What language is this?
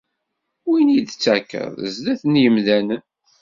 Kabyle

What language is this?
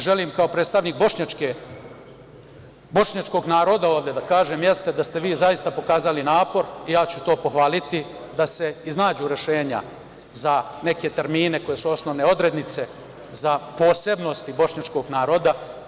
Serbian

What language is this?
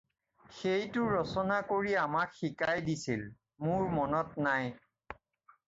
Assamese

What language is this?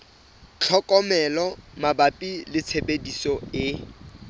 Southern Sotho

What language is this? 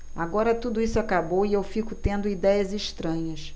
Portuguese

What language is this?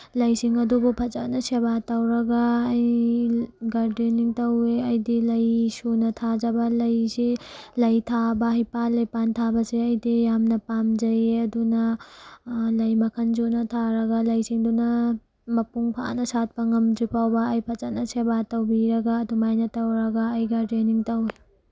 Manipuri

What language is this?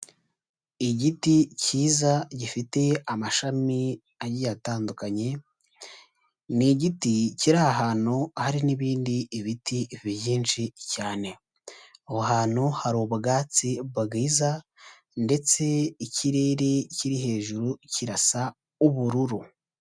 Kinyarwanda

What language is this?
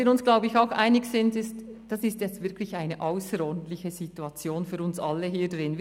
Swiss German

